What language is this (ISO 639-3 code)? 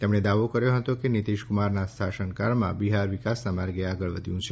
guj